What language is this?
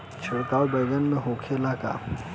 Bhojpuri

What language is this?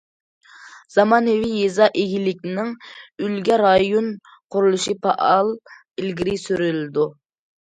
Uyghur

